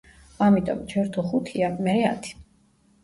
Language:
Georgian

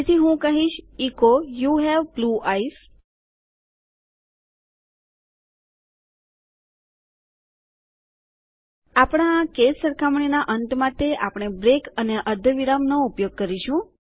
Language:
Gujarati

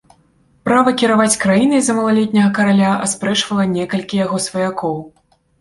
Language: Belarusian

